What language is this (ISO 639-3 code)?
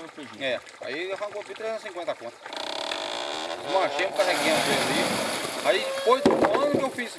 por